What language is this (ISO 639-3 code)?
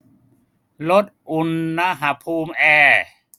tha